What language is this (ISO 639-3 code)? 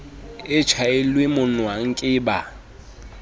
sot